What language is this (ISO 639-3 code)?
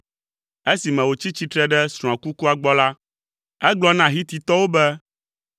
ewe